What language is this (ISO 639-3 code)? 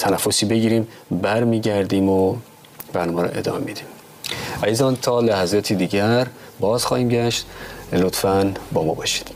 fas